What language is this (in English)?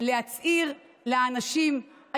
Hebrew